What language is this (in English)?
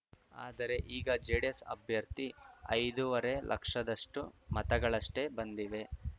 Kannada